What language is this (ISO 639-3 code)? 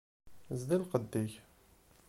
kab